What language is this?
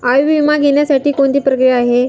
Marathi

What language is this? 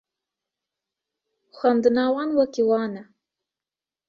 Kurdish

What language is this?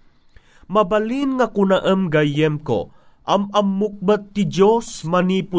Filipino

